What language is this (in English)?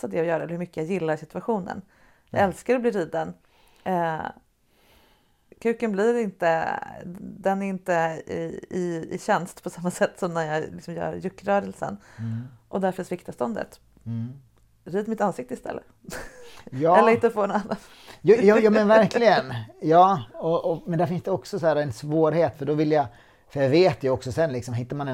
Swedish